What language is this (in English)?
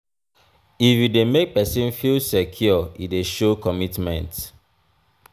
Nigerian Pidgin